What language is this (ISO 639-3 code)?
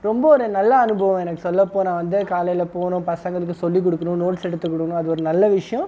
tam